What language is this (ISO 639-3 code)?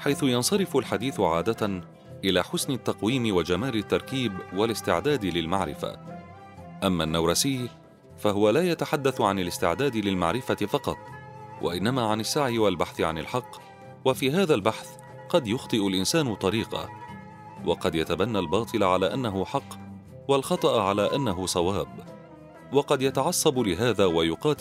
ara